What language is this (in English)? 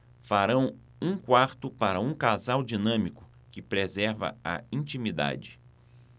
Portuguese